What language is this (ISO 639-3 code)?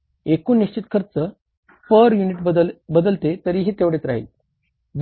mar